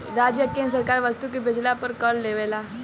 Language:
Bhojpuri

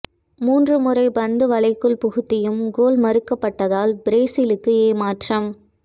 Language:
Tamil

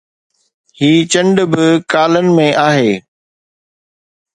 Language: Sindhi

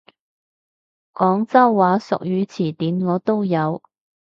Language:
Cantonese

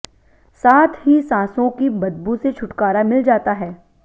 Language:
Hindi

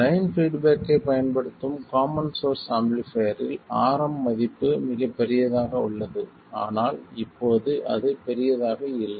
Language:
Tamil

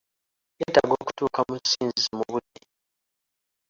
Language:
Ganda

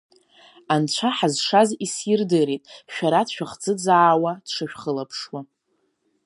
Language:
Abkhazian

